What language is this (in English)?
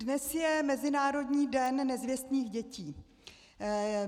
Czech